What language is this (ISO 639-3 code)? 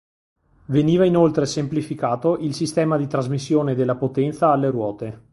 ita